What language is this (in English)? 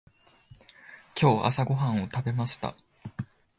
Japanese